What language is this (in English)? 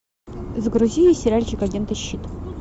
Russian